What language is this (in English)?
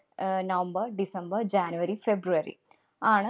Malayalam